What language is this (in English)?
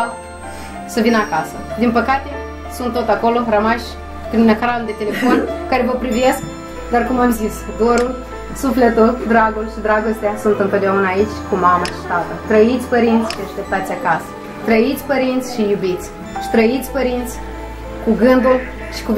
Romanian